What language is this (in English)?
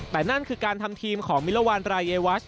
Thai